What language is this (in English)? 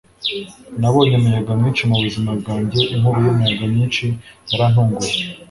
Kinyarwanda